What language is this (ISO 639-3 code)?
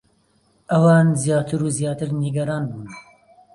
ckb